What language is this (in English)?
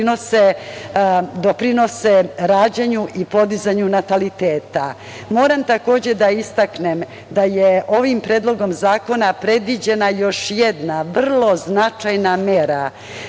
Serbian